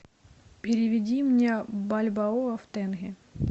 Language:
Russian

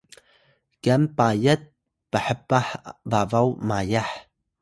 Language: Atayal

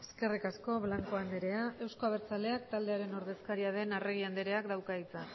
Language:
Basque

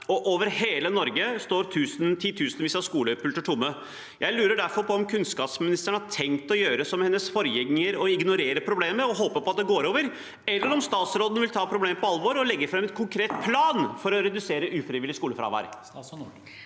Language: Norwegian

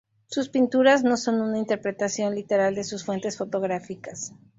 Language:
Spanish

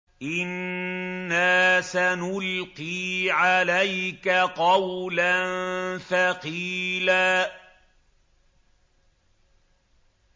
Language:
Arabic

